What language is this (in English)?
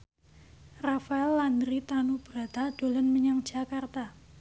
Javanese